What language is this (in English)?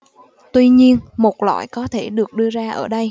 Vietnamese